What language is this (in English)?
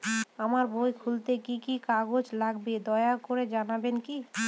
Bangla